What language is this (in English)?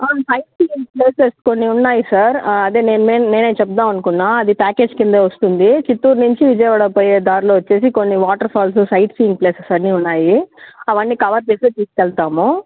Telugu